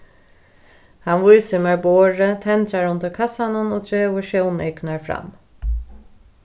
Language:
Faroese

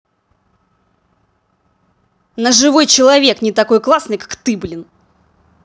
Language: Russian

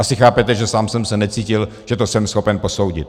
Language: Czech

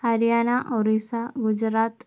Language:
Malayalam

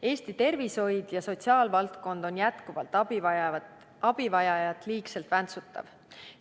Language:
Estonian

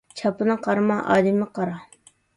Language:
Uyghur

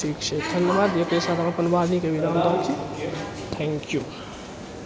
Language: Maithili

